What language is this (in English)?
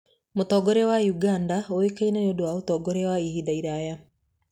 Kikuyu